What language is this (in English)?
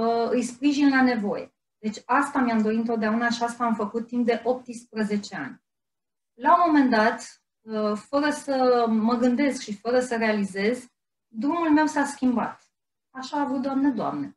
Romanian